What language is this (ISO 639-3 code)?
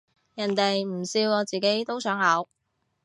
yue